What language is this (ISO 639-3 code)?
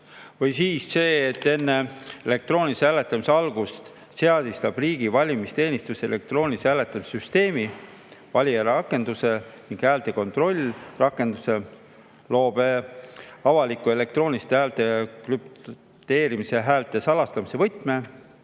est